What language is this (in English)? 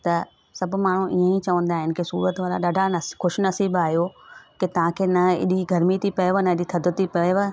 Sindhi